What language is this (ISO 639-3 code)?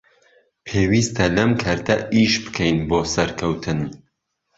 ckb